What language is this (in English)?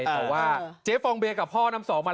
Thai